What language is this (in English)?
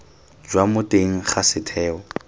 Tswana